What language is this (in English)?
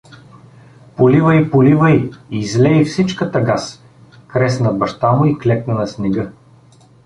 Bulgarian